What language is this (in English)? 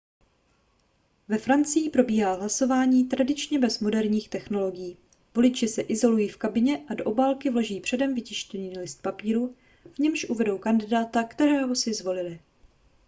Czech